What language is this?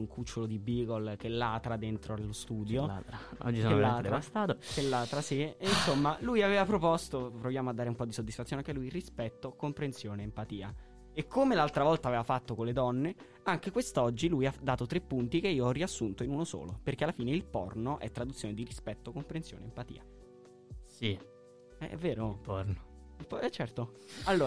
Italian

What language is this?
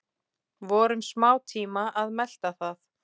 Icelandic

